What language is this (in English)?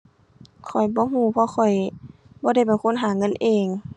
Thai